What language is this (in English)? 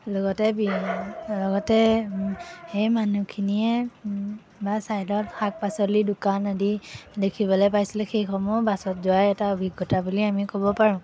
Assamese